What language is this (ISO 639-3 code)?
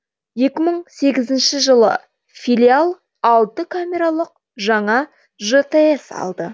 kaz